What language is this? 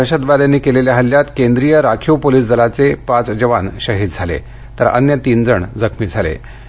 Marathi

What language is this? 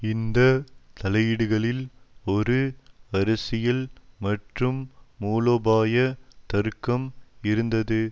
Tamil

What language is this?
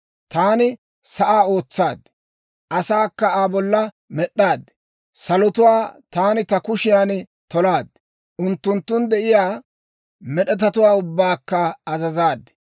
Dawro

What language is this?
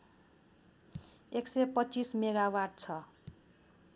Nepali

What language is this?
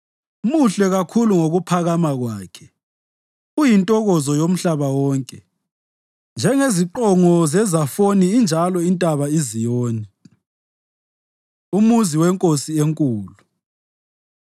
North Ndebele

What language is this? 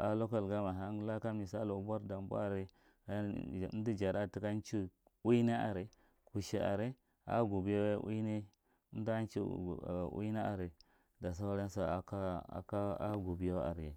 Marghi Central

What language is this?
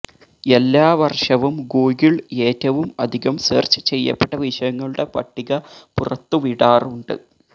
Malayalam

